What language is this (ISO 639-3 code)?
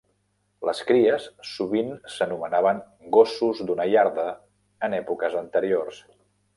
cat